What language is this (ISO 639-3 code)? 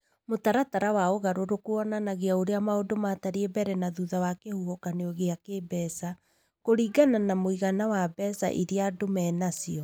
kik